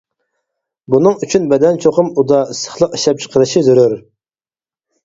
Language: Uyghur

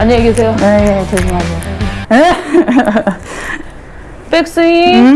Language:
Korean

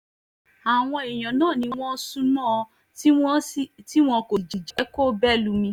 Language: Yoruba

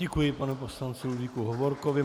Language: Czech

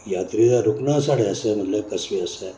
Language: Dogri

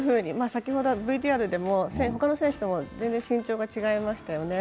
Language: Japanese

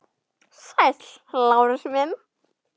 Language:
Icelandic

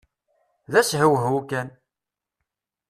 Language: Kabyle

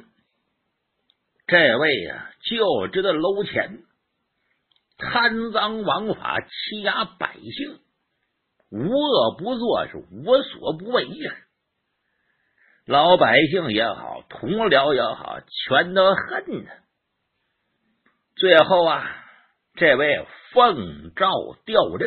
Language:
Chinese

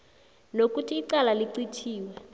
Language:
South Ndebele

